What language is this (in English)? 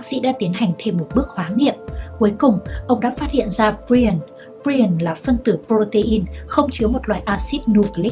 Vietnamese